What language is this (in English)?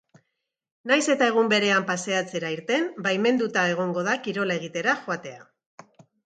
Basque